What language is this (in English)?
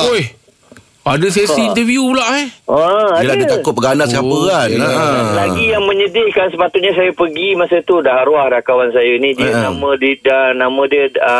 Malay